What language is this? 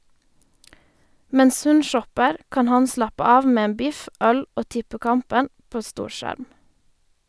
Norwegian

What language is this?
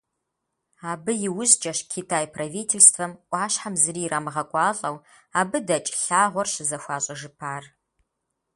Kabardian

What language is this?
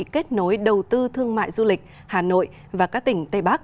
Vietnamese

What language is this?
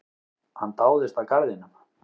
Icelandic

